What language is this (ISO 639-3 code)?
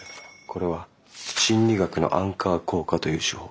jpn